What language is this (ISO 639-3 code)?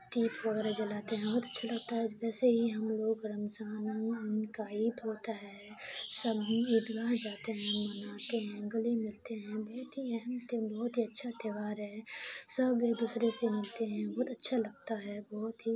urd